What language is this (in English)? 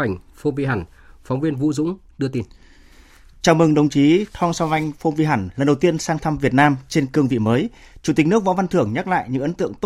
Vietnamese